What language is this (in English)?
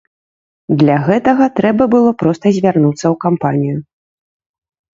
Belarusian